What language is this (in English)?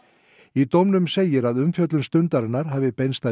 Icelandic